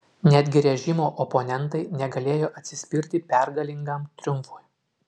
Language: Lithuanian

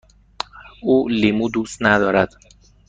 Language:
Persian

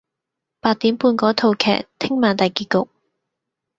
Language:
Cantonese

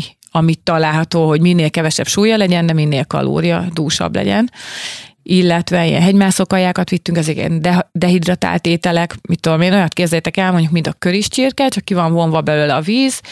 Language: Hungarian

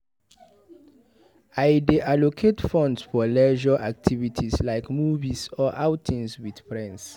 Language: Nigerian Pidgin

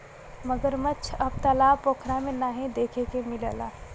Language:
Bhojpuri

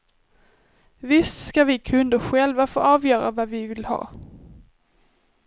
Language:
Swedish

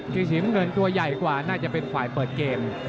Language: Thai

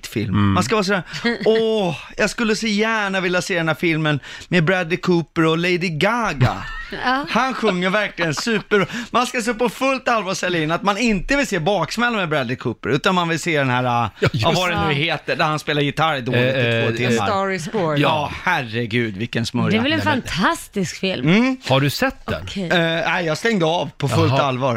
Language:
Swedish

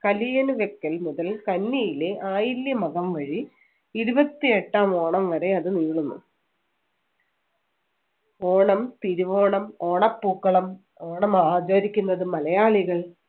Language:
Malayalam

